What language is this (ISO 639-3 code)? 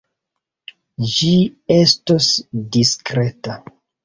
epo